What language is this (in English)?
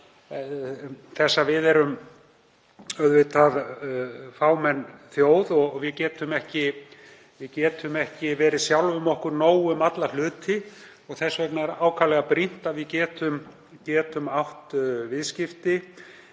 Icelandic